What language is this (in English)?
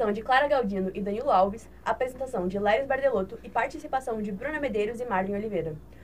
Portuguese